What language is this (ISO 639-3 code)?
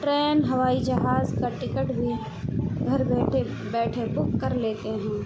urd